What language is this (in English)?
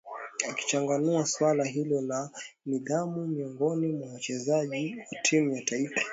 Swahili